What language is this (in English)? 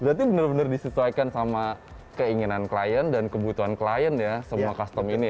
Indonesian